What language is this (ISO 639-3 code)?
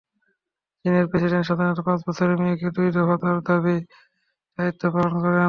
ben